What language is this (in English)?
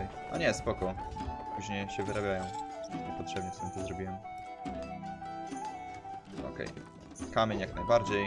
Polish